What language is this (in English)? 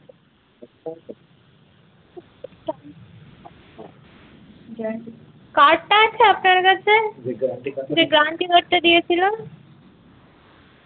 Bangla